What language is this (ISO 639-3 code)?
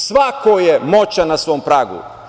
srp